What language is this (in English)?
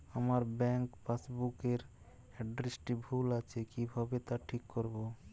Bangla